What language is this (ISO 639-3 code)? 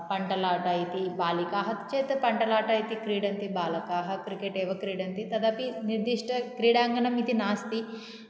san